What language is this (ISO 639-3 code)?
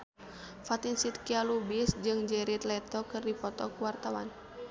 sun